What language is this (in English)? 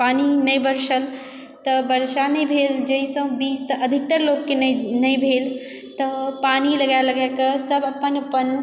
Maithili